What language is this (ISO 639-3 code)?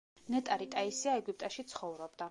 kat